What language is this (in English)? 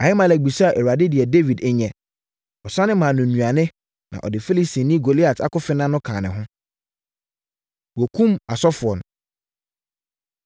Akan